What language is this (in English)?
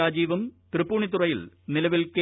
Malayalam